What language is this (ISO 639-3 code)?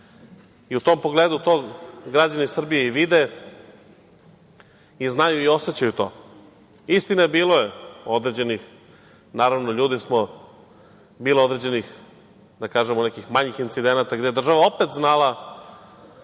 srp